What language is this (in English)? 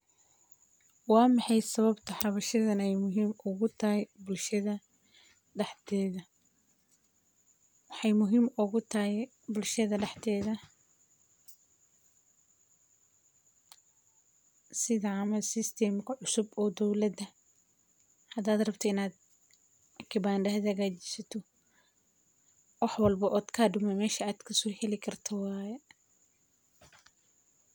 Somali